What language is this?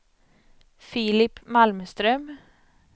Swedish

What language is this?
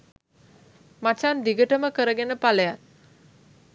Sinhala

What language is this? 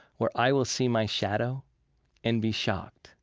English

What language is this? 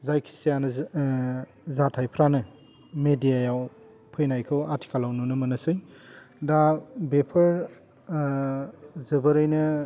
Bodo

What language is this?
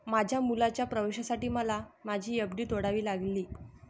Marathi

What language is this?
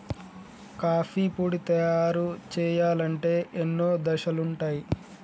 Telugu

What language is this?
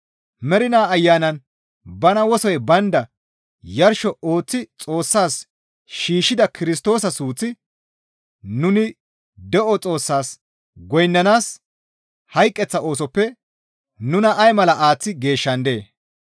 Gamo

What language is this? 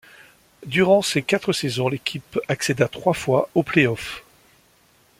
French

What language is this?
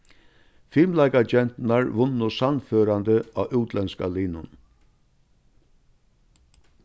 Faroese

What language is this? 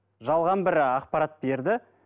Kazakh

